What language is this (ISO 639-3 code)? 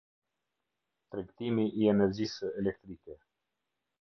sqi